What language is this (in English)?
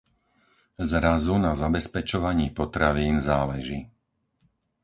Slovak